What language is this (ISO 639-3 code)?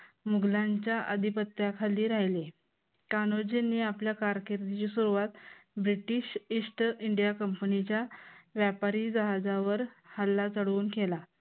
mar